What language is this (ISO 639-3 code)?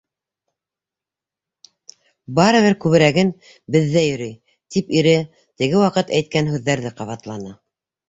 bak